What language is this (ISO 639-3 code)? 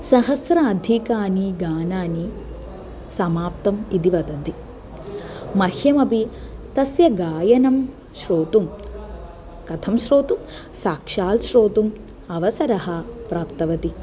san